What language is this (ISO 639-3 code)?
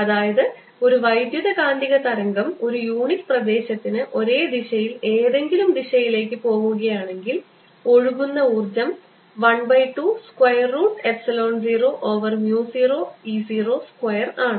mal